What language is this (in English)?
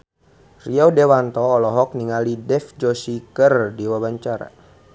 Sundanese